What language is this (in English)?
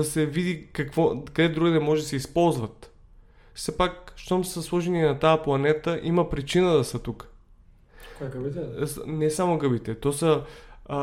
Bulgarian